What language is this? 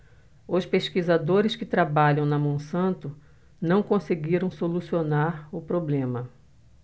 Portuguese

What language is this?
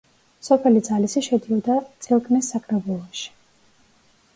Georgian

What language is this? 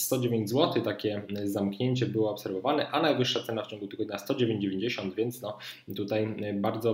Polish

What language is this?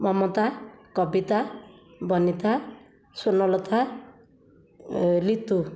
Odia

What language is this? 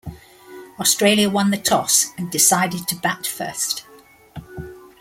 English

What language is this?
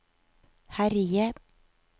Norwegian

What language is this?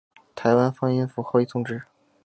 Chinese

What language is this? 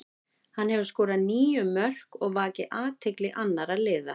Icelandic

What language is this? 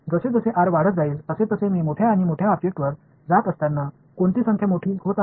Marathi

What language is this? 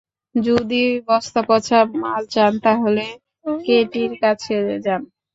Bangla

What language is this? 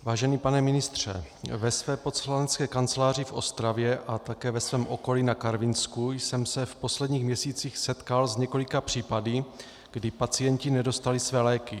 Czech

